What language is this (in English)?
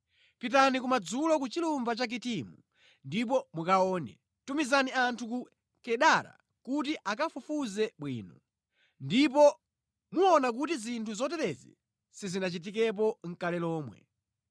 Nyanja